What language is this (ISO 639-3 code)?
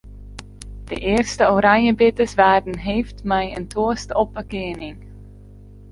fry